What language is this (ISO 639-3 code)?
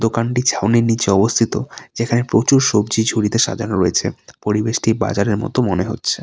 ben